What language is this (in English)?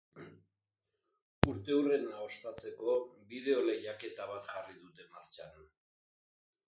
Basque